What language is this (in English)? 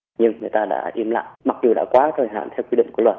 Vietnamese